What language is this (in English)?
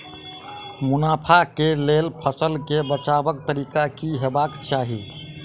Maithili